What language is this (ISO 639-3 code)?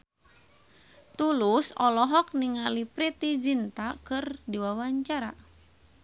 sun